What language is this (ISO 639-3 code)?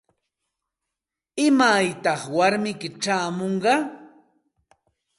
qxt